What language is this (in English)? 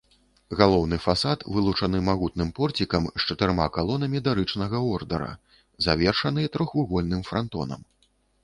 Belarusian